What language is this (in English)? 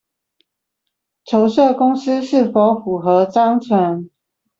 Chinese